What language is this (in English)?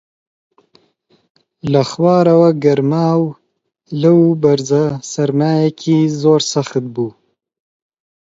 Central Kurdish